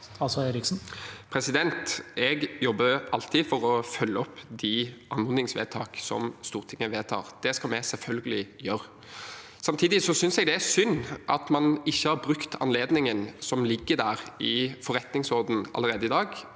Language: Norwegian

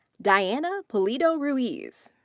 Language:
English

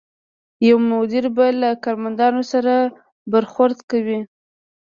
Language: Pashto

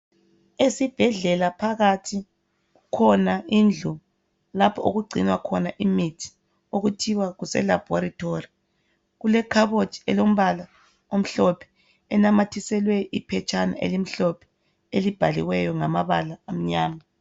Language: North Ndebele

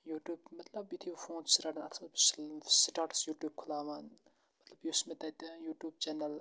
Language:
Kashmiri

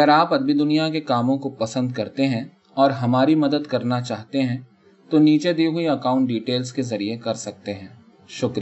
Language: Urdu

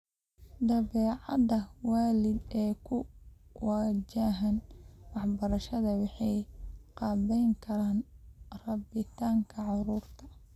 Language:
Somali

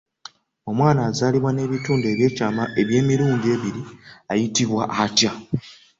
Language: Ganda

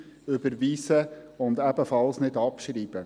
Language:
Swiss German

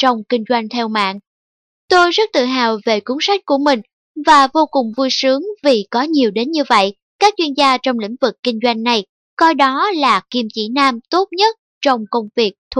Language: Vietnamese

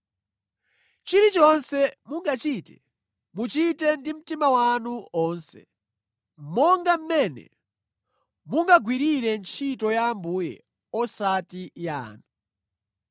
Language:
Nyanja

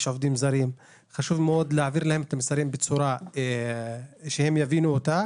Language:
Hebrew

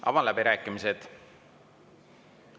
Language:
Estonian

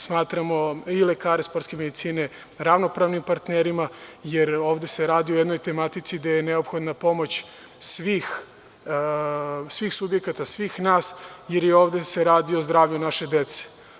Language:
Serbian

